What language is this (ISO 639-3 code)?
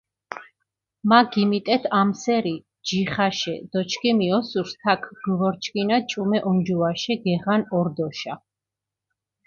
xmf